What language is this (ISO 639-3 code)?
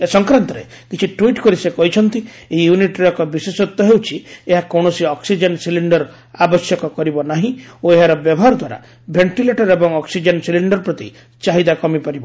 ori